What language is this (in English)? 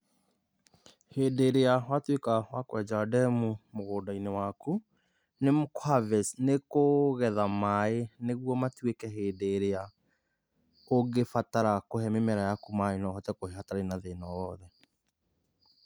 Kikuyu